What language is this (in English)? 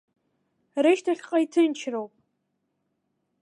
Abkhazian